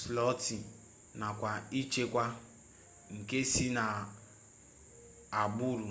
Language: Igbo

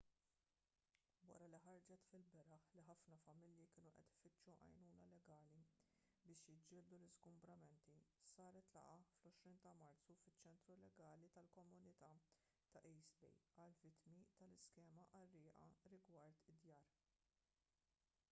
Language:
Maltese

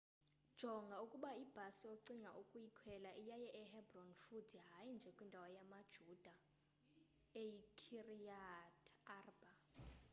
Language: Xhosa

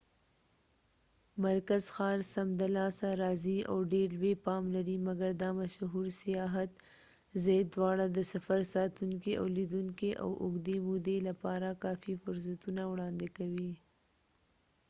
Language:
Pashto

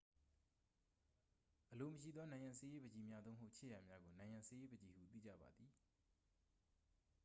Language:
Burmese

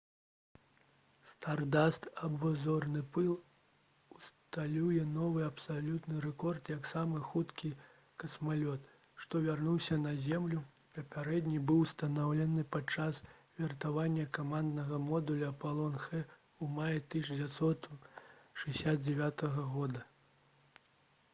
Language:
Belarusian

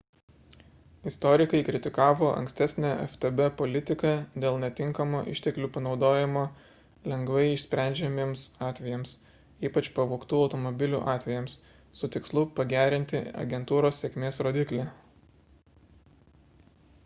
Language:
Lithuanian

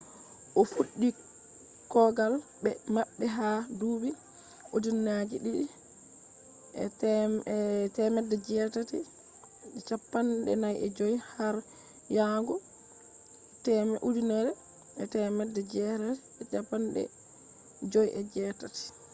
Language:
Fula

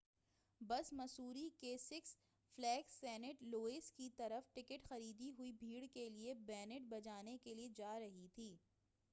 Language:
Urdu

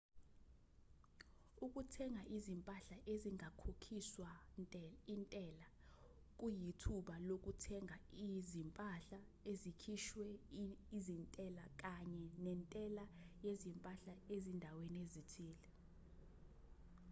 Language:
Zulu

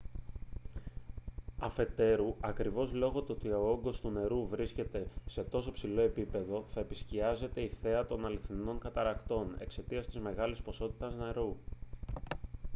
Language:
Greek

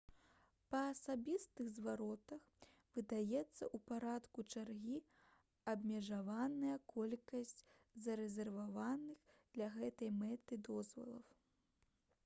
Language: Belarusian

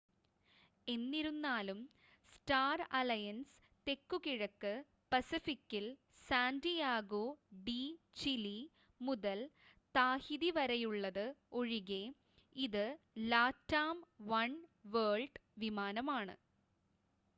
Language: Malayalam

